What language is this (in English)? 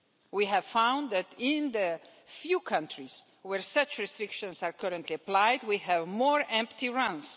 English